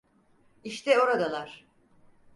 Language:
Turkish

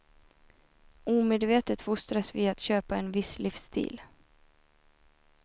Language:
Swedish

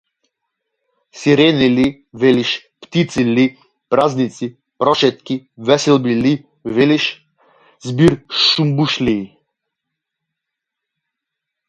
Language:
Macedonian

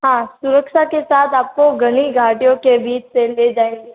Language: Hindi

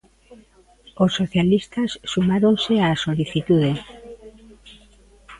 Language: Galician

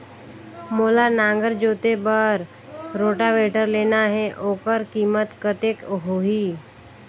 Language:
Chhattisgarhi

